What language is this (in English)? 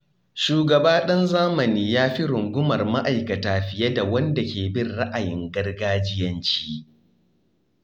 Hausa